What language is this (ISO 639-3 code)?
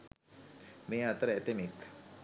sin